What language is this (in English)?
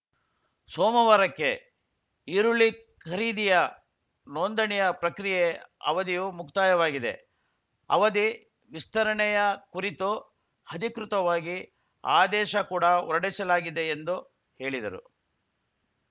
Kannada